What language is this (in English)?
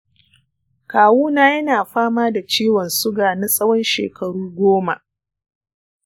Hausa